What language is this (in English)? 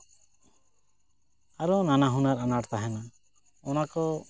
Santali